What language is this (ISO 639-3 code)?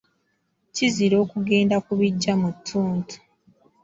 lug